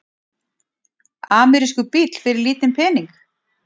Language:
Icelandic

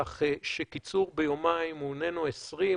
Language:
Hebrew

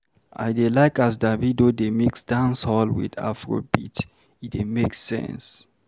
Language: Nigerian Pidgin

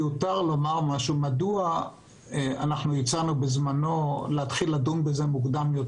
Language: Hebrew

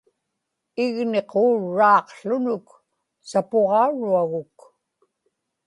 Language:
Inupiaq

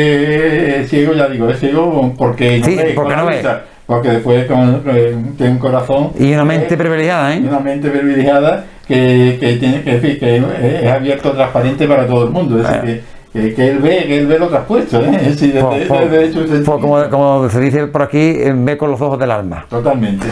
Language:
Spanish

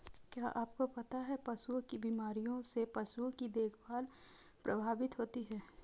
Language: Hindi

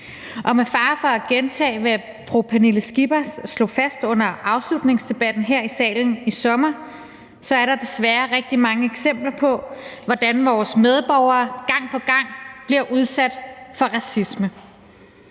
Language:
Danish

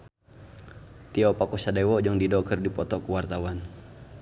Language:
Sundanese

